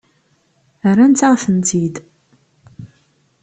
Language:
Kabyle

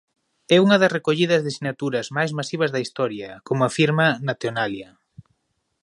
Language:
Galician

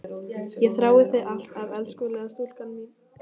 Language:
Icelandic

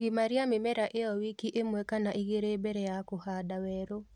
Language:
Kikuyu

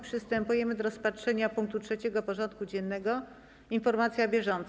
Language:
Polish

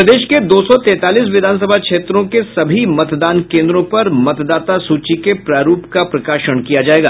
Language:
Hindi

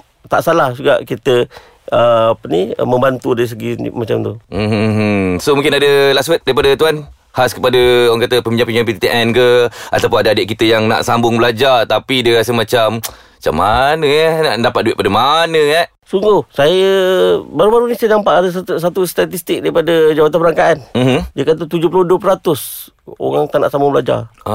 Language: Malay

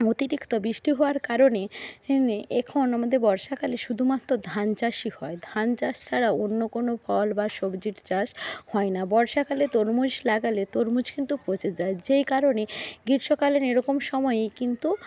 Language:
Bangla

